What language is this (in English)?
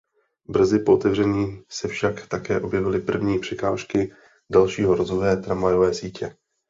Czech